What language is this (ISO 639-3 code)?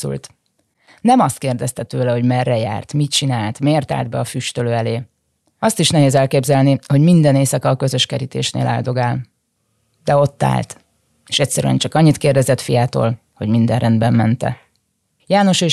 hun